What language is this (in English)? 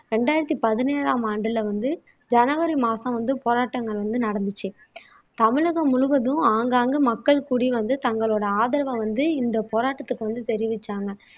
Tamil